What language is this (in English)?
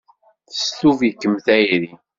Kabyle